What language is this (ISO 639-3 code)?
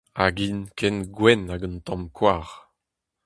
bre